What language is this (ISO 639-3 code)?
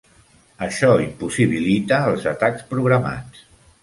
cat